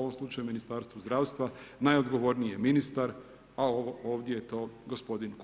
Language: Croatian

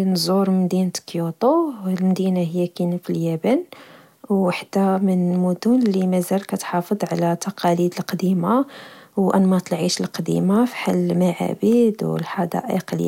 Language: Moroccan Arabic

